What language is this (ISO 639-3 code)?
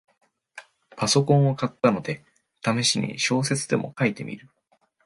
jpn